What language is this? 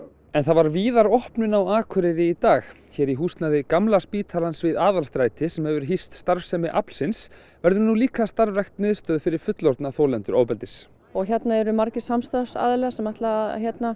Icelandic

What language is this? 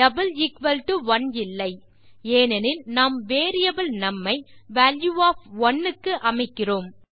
Tamil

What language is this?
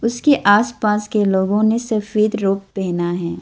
Hindi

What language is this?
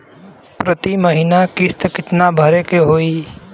Bhojpuri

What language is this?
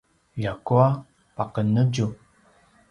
Paiwan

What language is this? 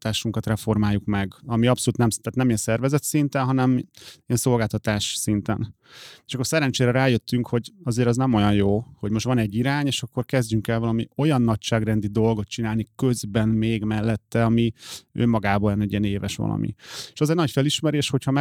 Hungarian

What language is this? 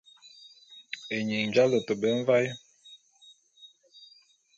Bulu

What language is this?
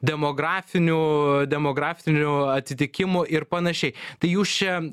Lithuanian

